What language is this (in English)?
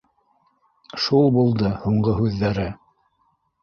Bashkir